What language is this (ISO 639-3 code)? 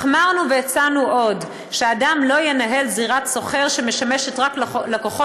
heb